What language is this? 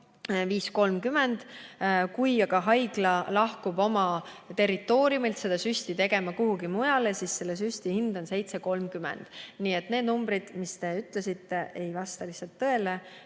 Estonian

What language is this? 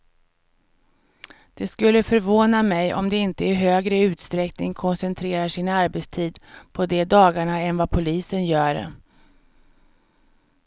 Swedish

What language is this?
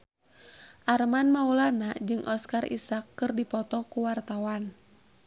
Sundanese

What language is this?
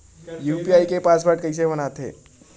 Chhattisgarhi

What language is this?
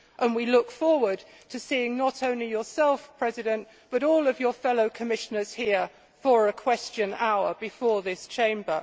English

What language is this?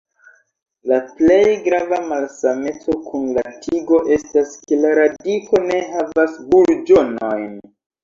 Esperanto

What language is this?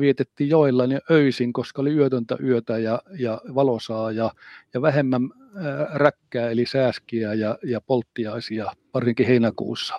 Finnish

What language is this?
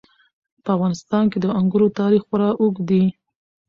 Pashto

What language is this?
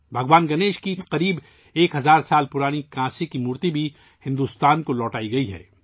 Urdu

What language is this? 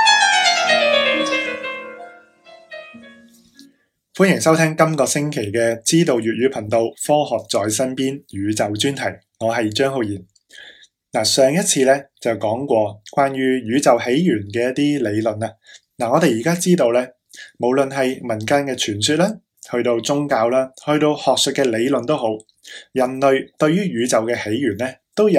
Chinese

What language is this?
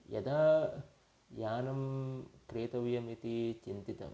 Sanskrit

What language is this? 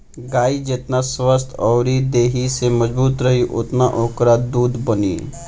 Bhojpuri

